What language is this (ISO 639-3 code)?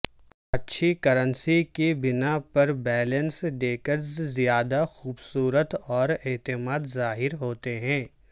urd